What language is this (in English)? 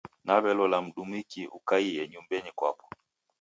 Taita